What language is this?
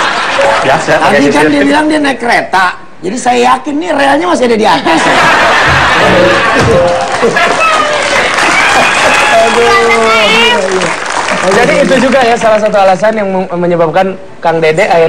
Indonesian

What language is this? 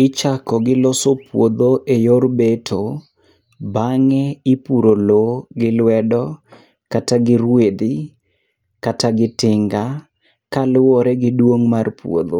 Luo (Kenya and Tanzania)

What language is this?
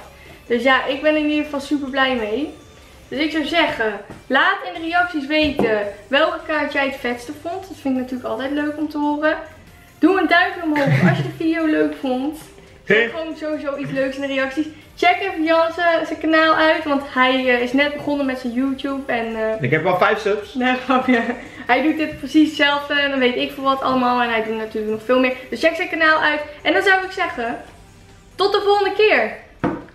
Dutch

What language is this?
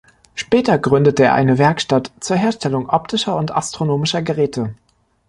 German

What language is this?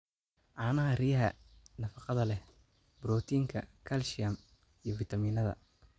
Somali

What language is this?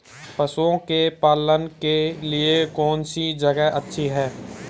Hindi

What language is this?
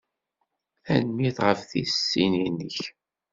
Kabyle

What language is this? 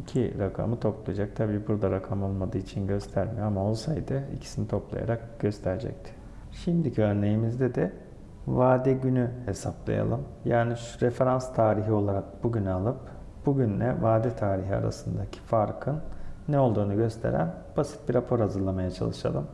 Turkish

